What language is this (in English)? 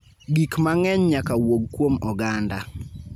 Luo (Kenya and Tanzania)